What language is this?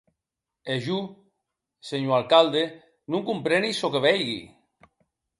Occitan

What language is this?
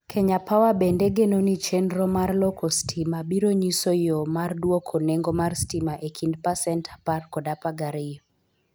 Luo (Kenya and Tanzania)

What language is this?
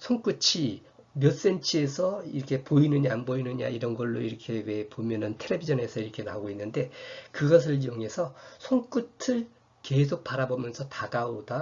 Korean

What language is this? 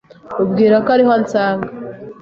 Kinyarwanda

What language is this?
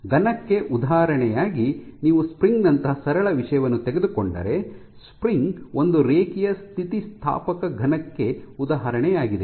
Kannada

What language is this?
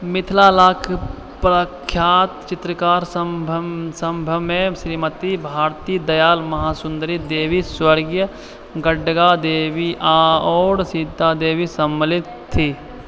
Maithili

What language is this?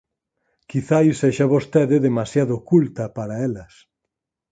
Galician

